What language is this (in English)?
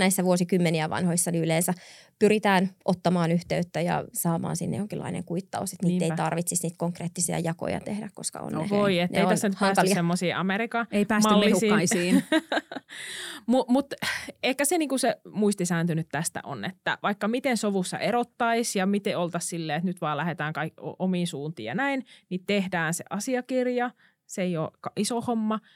Finnish